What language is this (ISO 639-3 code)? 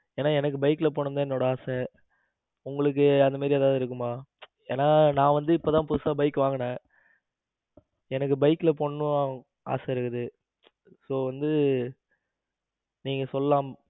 tam